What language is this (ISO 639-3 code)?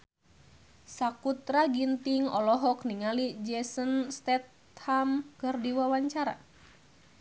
sun